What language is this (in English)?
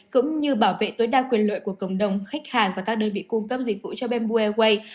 Vietnamese